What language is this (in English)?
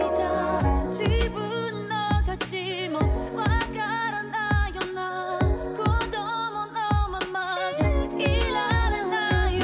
Japanese